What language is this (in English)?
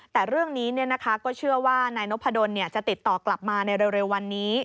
Thai